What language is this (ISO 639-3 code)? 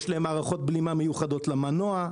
heb